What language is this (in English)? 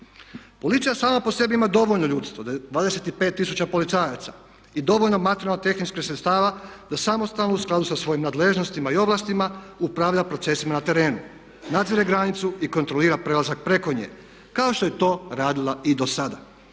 Croatian